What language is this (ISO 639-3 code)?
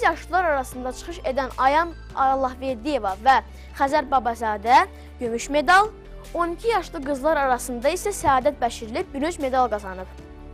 tur